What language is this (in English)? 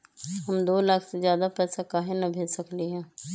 Magahi